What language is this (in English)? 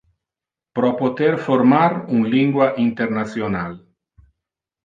Interlingua